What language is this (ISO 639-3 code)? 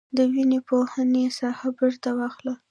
pus